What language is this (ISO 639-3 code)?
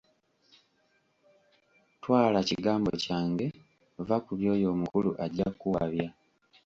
lug